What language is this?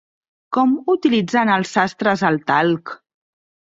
Catalan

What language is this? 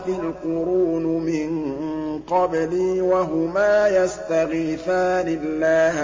Arabic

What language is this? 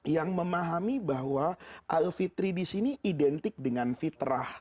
Indonesian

